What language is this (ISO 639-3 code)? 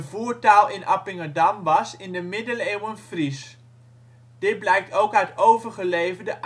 nld